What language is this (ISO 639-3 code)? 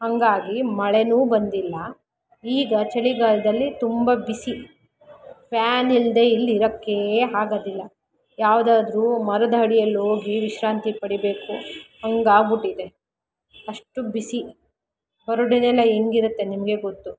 kan